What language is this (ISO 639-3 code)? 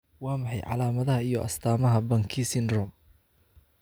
som